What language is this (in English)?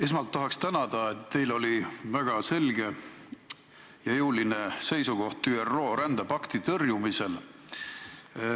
Estonian